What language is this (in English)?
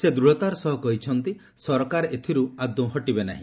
Odia